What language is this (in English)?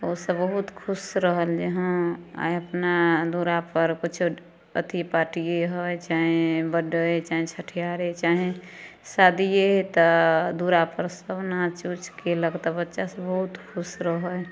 Maithili